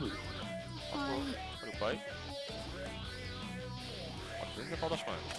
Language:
Japanese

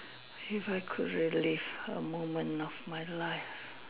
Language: English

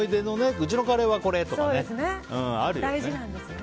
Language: Japanese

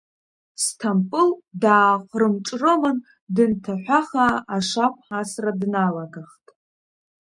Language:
Abkhazian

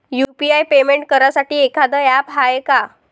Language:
Marathi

